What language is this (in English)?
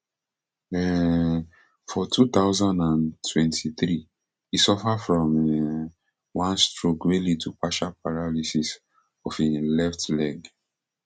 Nigerian Pidgin